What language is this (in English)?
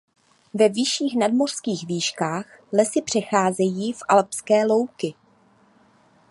Czech